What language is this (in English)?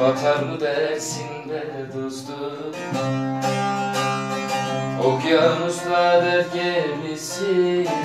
Turkish